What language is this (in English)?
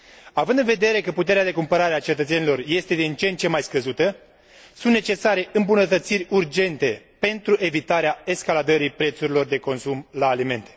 Romanian